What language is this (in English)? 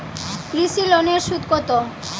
Bangla